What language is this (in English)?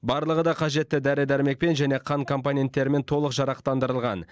Kazakh